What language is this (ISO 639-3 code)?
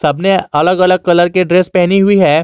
hin